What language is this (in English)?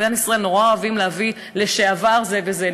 Hebrew